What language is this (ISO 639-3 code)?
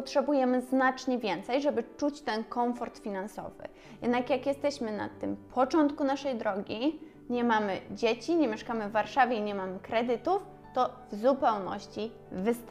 pol